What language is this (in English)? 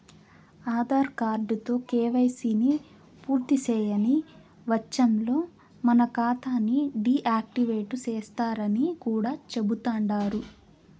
Telugu